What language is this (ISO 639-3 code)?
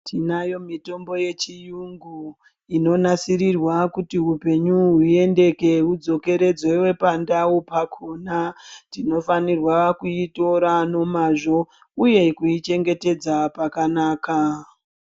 ndc